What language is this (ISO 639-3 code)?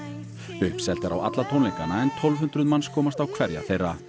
isl